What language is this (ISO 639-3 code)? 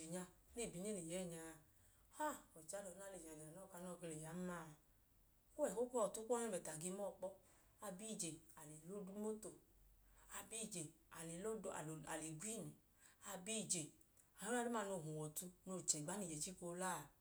idu